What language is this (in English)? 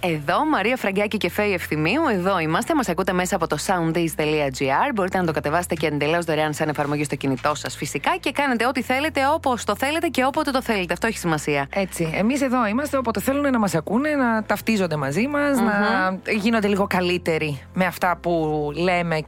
Greek